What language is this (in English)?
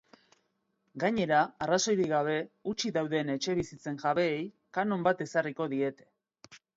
Basque